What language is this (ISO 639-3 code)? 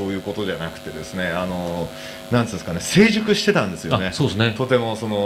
jpn